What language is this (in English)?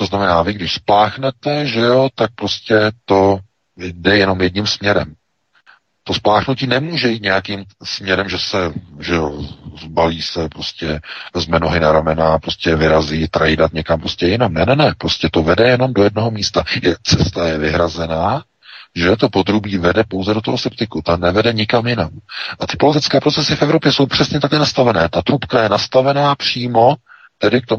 Czech